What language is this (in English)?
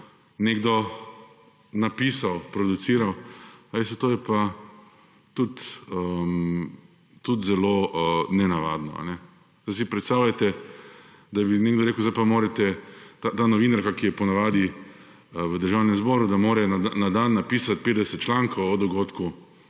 Slovenian